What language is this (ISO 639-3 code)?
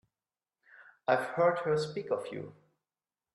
eng